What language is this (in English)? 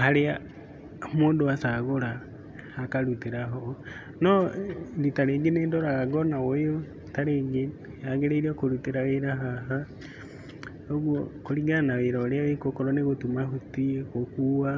Kikuyu